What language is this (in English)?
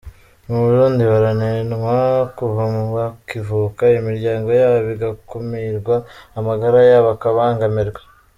Kinyarwanda